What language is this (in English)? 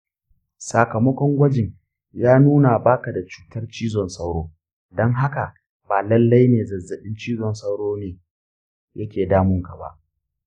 Hausa